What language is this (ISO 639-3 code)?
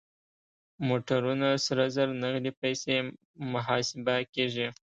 pus